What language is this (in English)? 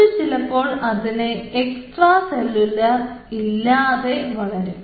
Malayalam